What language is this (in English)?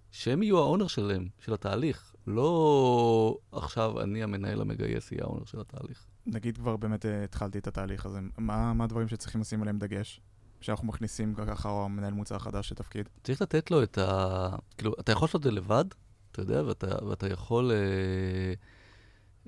Hebrew